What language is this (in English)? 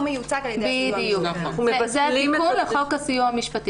Hebrew